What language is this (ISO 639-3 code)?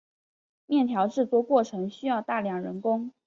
zho